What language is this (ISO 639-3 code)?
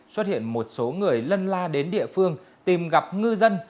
vie